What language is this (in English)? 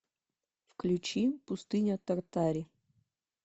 Russian